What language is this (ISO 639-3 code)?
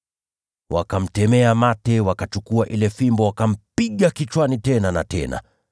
swa